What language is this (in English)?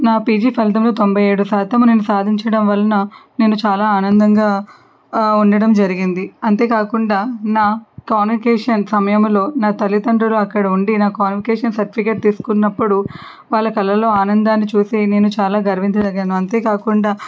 Telugu